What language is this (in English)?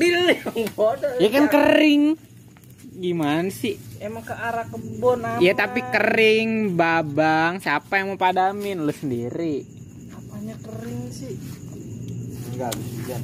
Indonesian